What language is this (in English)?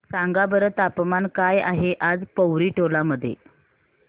Marathi